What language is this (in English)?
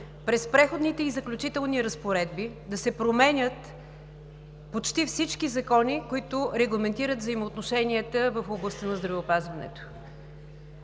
Bulgarian